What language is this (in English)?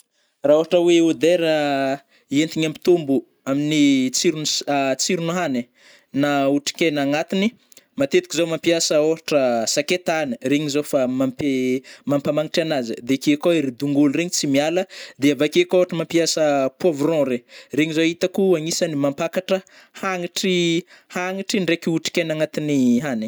Northern Betsimisaraka Malagasy